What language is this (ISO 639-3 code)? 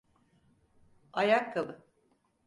tur